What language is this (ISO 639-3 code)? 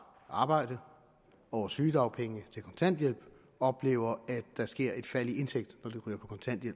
dan